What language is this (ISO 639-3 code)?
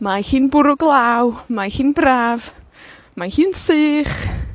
cym